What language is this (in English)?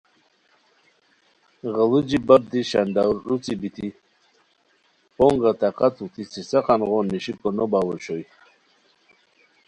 Khowar